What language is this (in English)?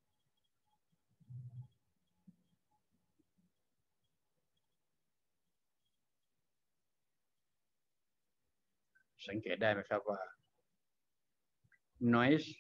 Thai